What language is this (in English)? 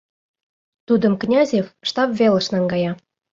Mari